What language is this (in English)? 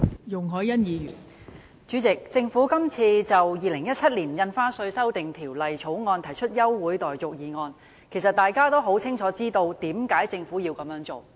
Cantonese